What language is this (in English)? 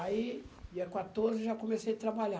Portuguese